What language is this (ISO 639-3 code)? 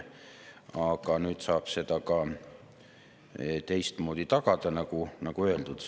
est